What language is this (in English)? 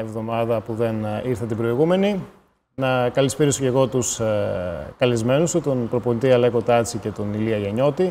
Greek